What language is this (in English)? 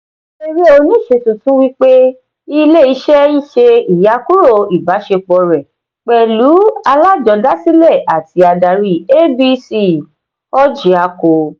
Yoruba